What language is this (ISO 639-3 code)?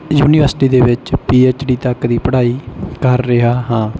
pan